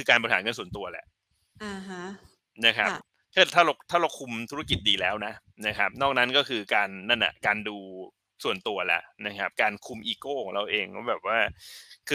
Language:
Thai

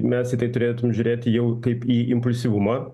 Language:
Lithuanian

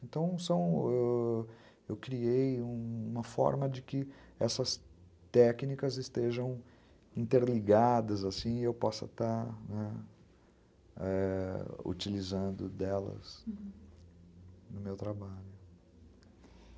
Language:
Portuguese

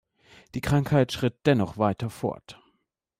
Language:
German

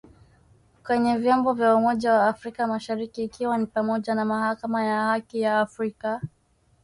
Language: Swahili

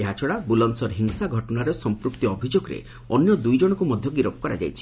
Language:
Odia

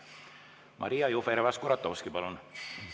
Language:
Estonian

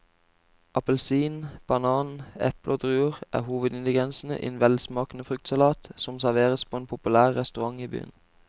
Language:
Norwegian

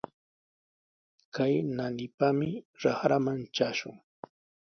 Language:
Sihuas Ancash Quechua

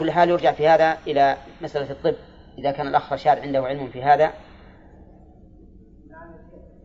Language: Arabic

